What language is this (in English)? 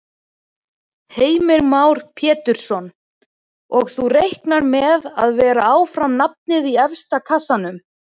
Icelandic